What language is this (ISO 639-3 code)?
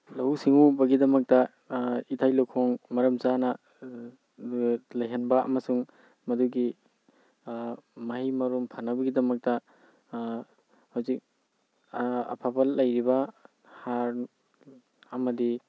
mni